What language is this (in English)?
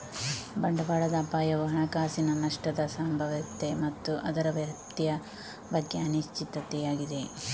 Kannada